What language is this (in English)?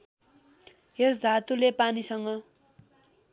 Nepali